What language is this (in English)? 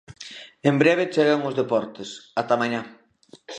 Galician